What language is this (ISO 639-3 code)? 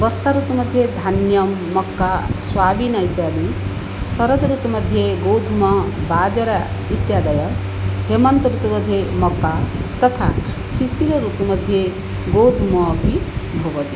san